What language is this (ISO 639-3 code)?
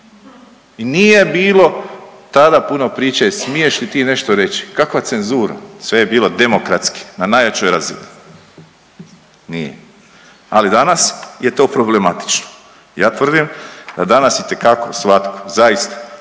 hrv